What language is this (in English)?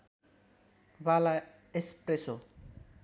Nepali